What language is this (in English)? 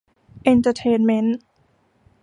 Thai